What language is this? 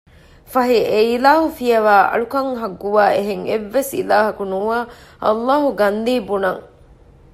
Divehi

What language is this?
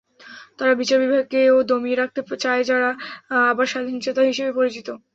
Bangla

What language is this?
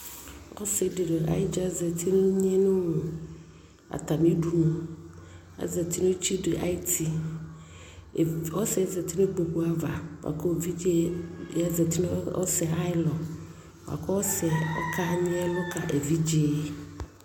Ikposo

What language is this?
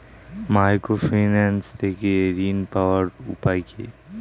Bangla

